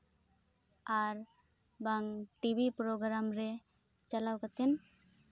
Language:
Santali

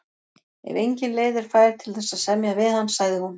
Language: Icelandic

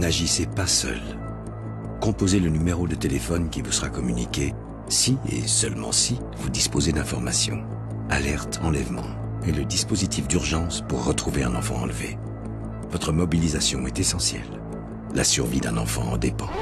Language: French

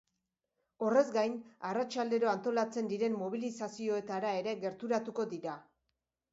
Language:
Basque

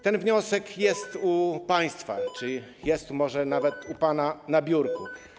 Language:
Polish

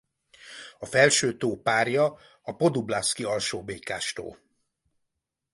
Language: Hungarian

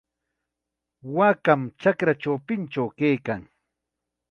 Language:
Chiquián Ancash Quechua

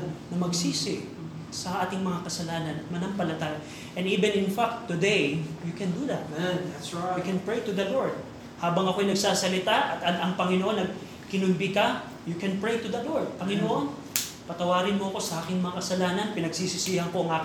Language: Filipino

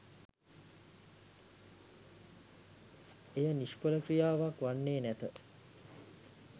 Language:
Sinhala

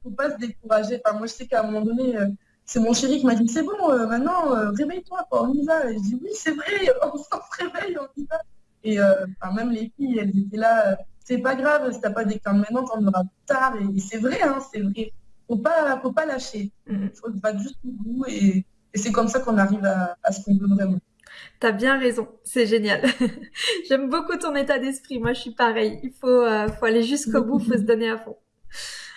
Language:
French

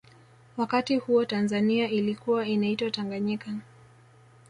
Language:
Swahili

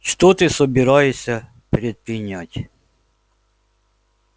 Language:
Russian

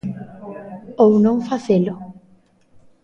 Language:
Galician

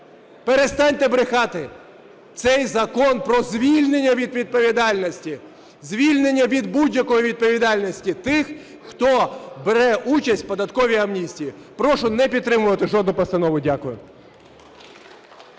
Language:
Ukrainian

